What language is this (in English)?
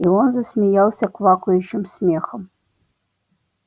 Russian